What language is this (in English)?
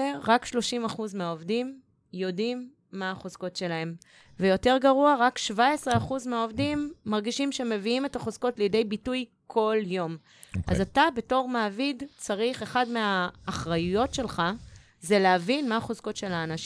Hebrew